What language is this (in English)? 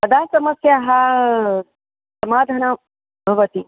Sanskrit